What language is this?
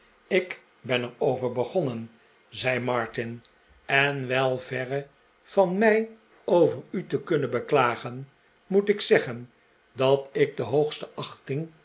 Dutch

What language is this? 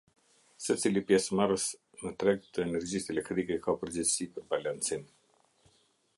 Albanian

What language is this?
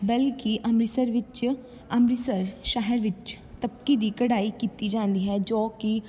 Punjabi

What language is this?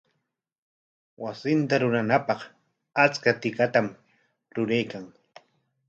Corongo Ancash Quechua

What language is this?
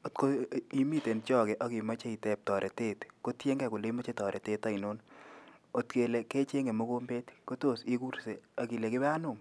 Kalenjin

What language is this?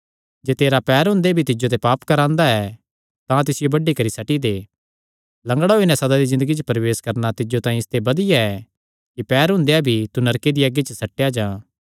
Kangri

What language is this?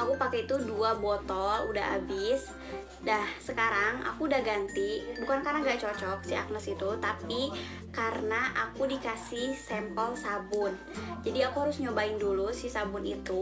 Indonesian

